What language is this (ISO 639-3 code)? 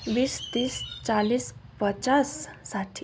nep